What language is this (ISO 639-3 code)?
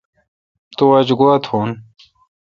xka